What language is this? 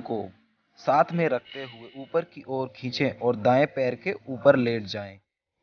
Hindi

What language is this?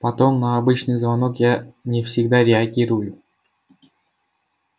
Russian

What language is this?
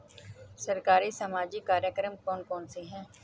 Hindi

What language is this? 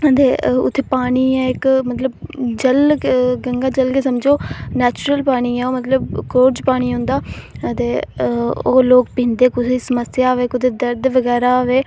Dogri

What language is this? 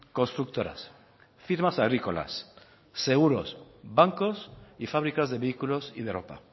Spanish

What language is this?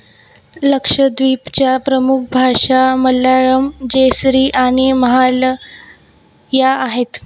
Marathi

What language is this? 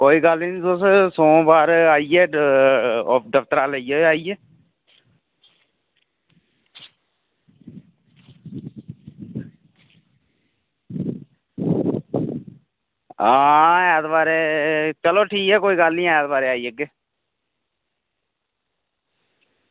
Dogri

